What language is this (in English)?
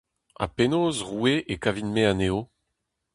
Breton